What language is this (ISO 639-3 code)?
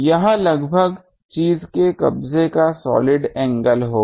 hin